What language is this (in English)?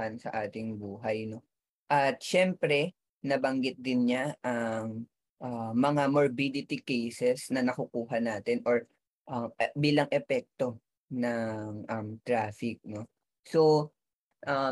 Filipino